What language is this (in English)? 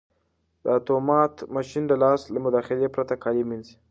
Pashto